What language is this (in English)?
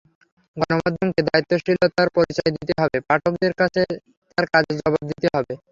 Bangla